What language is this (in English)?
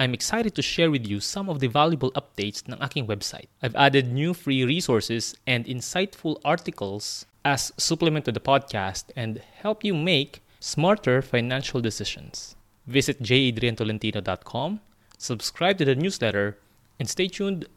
Filipino